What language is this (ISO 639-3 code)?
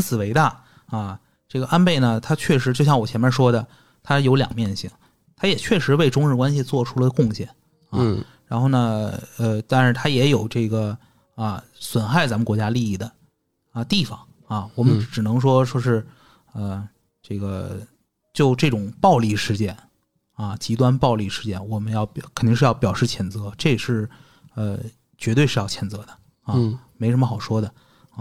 zho